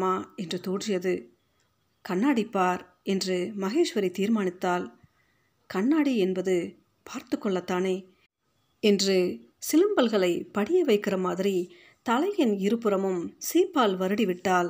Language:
Tamil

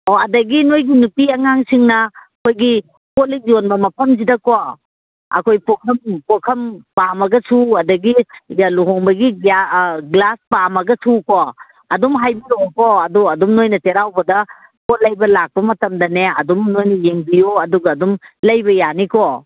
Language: Manipuri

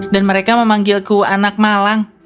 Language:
Indonesian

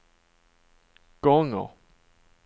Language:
Swedish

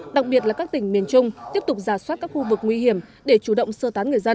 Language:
Vietnamese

